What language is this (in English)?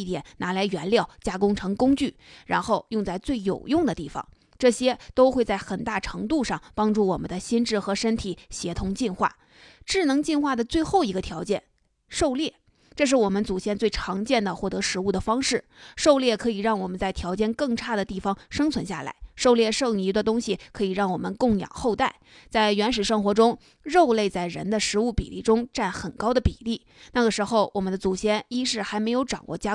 Chinese